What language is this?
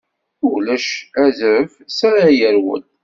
Kabyle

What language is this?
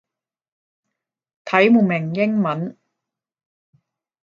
Cantonese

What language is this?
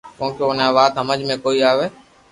Loarki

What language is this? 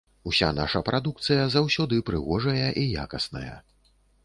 Belarusian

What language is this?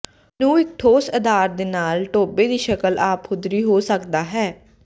Punjabi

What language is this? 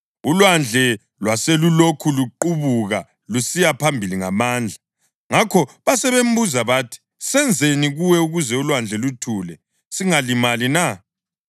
North Ndebele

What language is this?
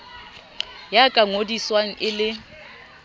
Southern Sotho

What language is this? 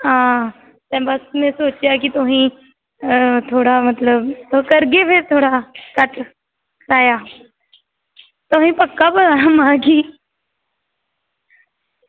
Dogri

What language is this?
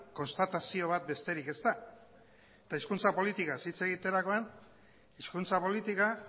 Basque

